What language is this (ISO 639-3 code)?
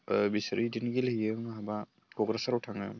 brx